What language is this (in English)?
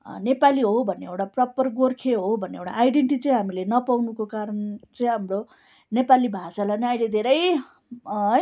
Nepali